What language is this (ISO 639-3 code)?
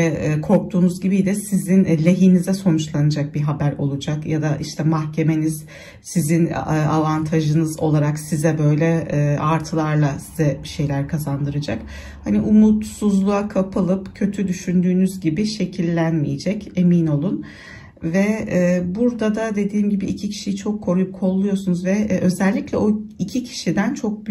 tur